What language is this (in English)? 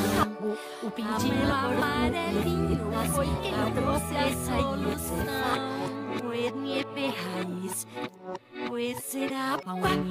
Thai